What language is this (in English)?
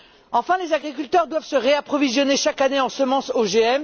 French